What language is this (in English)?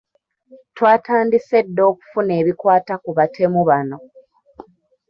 Ganda